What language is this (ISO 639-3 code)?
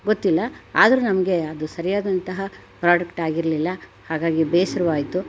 kan